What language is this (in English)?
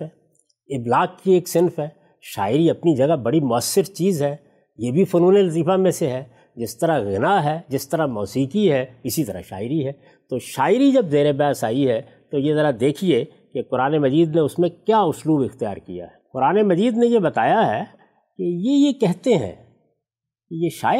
Urdu